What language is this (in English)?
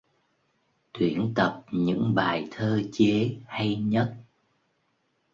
Vietnamese